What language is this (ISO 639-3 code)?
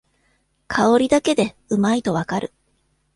jpn